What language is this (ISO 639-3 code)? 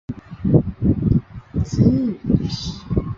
zho